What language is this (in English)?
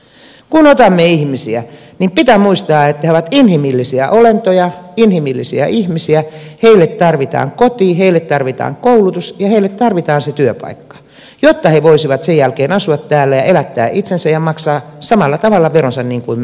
Finnish